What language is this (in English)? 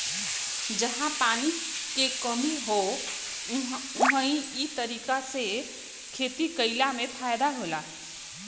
Bhojpuri